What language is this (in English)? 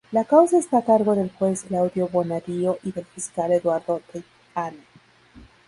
Spanish